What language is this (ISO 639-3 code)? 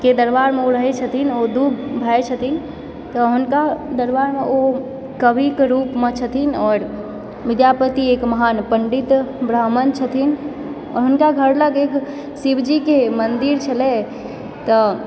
mai